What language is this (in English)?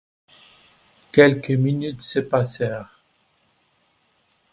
French